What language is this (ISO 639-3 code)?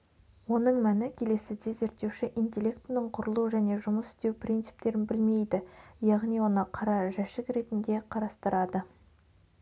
kaz